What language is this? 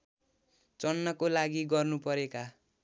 Nepali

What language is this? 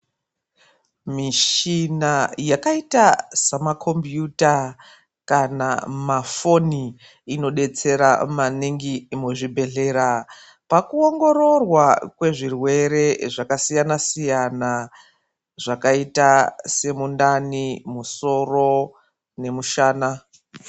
Ndau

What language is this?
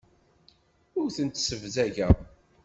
Kabyle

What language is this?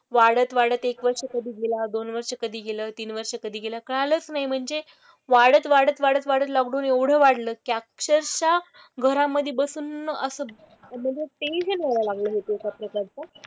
Marathi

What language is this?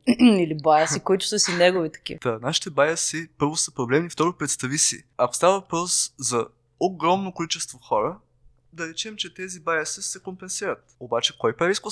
Bulgarian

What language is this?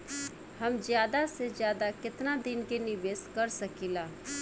Bhojpuri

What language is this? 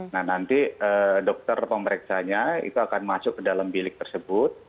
Indonesian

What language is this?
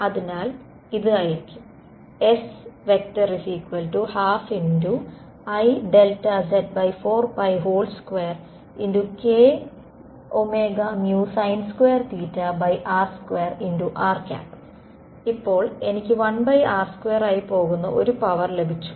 Malayalam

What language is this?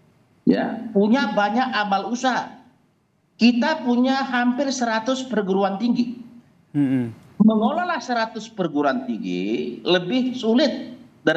Indonesian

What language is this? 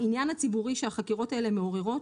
Hebrew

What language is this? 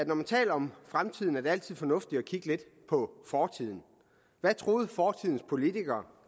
Danish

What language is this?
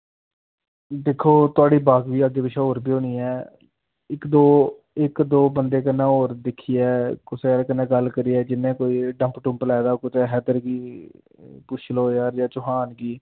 Dogri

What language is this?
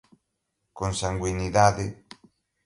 Portuguese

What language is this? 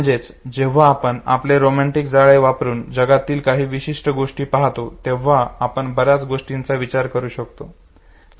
Marathi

